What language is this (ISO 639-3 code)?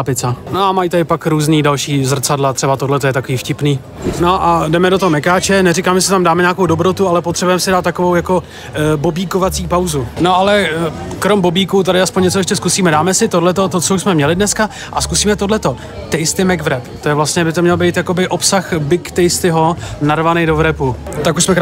ces